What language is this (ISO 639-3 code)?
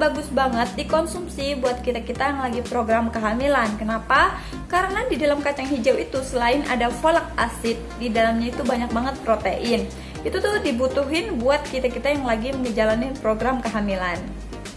ind